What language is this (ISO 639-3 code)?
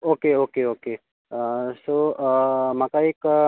kok